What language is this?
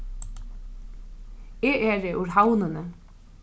Faroese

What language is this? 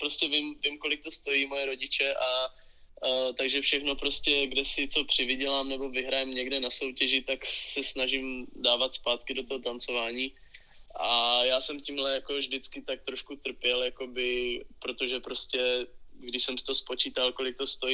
Czech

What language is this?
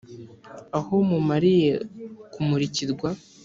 Kinyarwanda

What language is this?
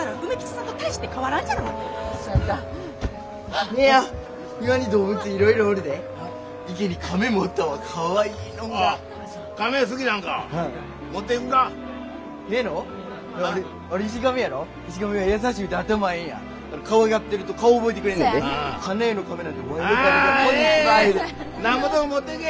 Japanese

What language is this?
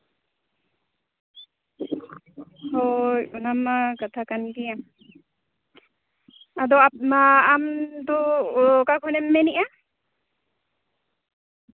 Santali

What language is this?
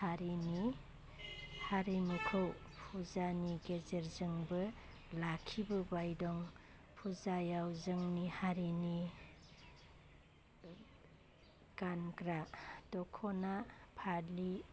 Bodo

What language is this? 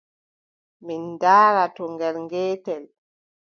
Adamawa Fulfulde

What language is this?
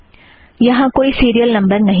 Hindi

